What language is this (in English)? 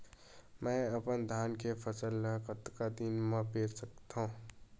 Chhattisgarhi